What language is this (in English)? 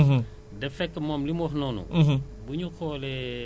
Wolof